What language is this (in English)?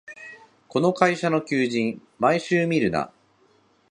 Japanese